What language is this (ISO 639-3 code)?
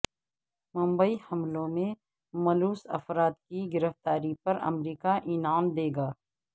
urd